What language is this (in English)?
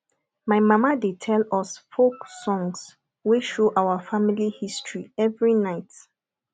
Nigerian Pidgin